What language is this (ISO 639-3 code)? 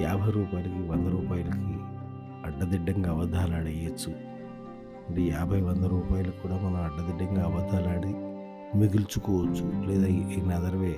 tel